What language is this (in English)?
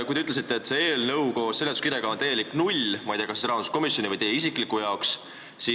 Estonian